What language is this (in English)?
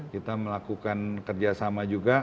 Indonesian